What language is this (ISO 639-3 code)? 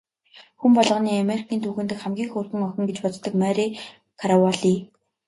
mon